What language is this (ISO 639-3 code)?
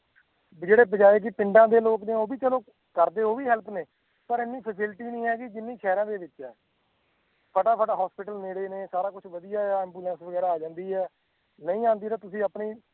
pan